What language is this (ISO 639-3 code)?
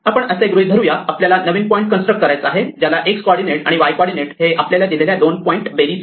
mar